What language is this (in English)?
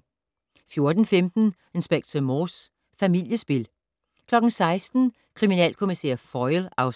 Danish